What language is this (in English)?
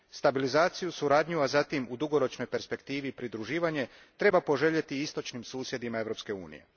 Croatian